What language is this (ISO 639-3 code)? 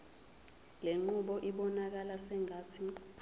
zul